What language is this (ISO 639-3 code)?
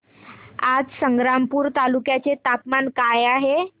mar